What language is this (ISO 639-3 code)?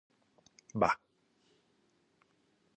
ell